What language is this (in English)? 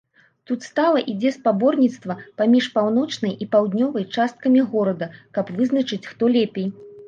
Belarusian